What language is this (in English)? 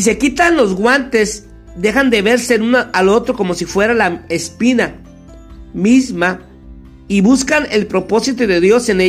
Spanish